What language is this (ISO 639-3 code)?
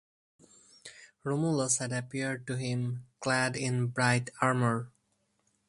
eng